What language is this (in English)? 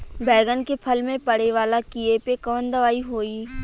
Bhojpuri